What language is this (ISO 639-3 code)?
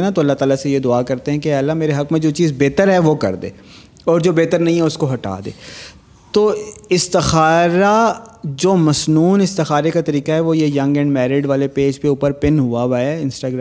urd